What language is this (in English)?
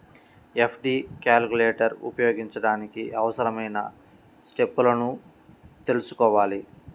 Telugu